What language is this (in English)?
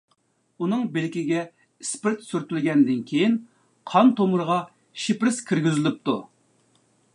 Uyghur